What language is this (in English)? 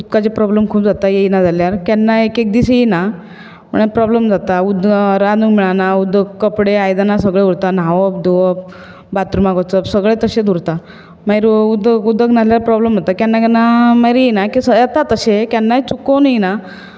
Konkani